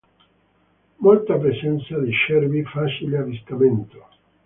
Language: Italian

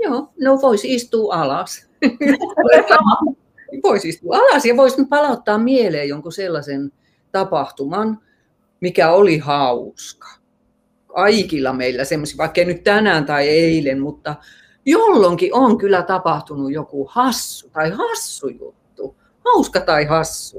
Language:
Finnish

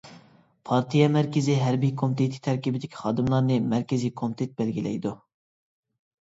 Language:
Uyghur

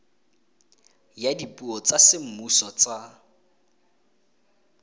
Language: Tswana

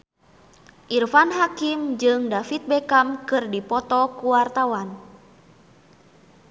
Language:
Sundanese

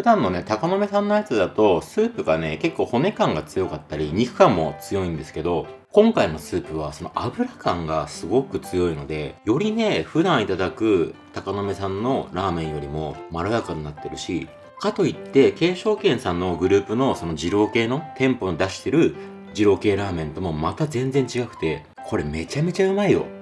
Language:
Japanese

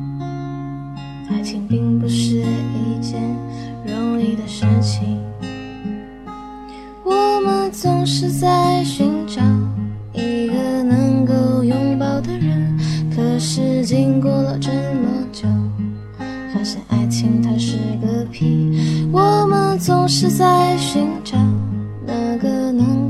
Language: Chinese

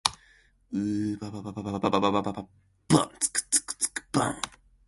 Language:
Japanese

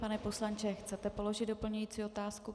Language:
Czech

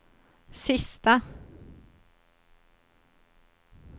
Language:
Swedish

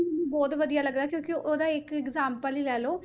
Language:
Punjabi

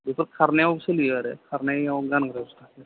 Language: Bodo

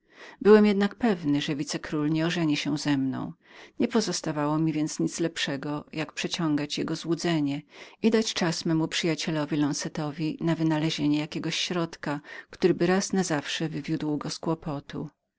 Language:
Polish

